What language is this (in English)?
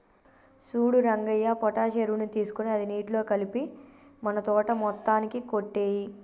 Telugu